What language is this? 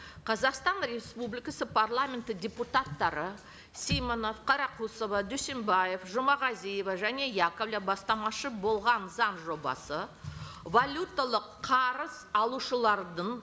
Kazakh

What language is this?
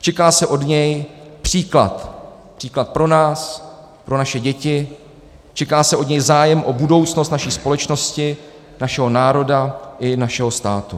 Czech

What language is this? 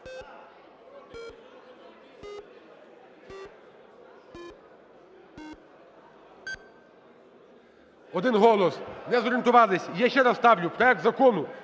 Ukrainian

